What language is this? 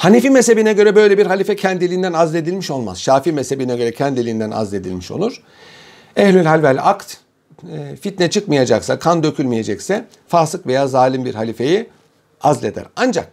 Turkish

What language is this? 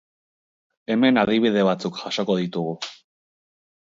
Basque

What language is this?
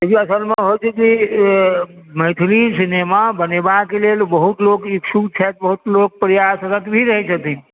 Maithili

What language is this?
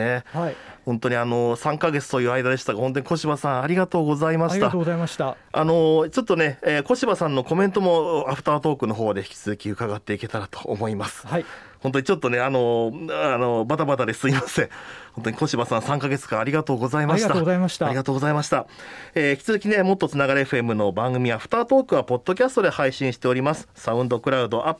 Japanese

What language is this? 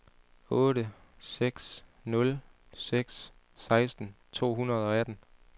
Danish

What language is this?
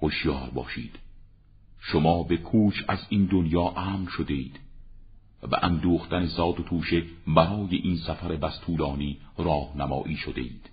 Persian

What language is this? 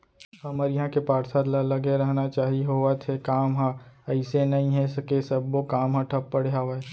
Chhattisgarhi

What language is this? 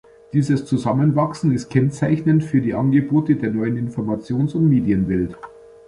German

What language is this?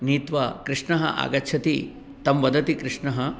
Sanskrit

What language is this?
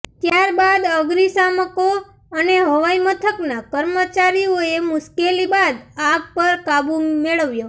Gujarati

